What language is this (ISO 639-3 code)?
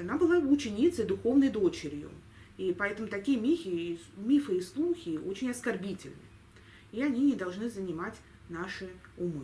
rus